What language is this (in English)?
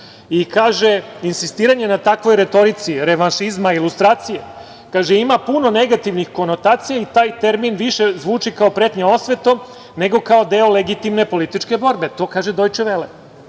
Serbian